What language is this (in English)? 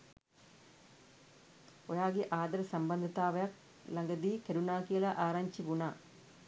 Sinhala